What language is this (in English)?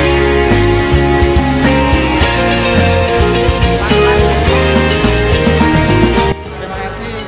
Indonesian